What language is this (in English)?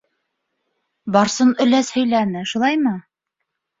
Bashkir